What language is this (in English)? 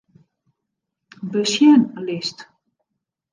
Western Frisian